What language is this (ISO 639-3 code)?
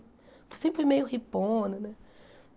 por